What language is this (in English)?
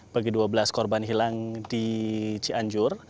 Indonesian